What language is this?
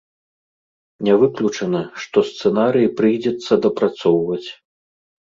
Belarusian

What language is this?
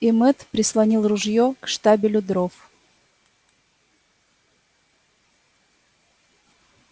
Russian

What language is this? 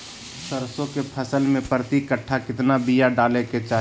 Magahi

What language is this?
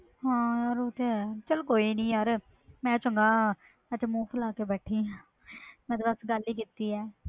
Punjabi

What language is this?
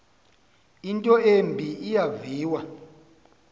Xhosa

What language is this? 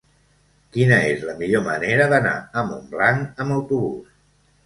Catalan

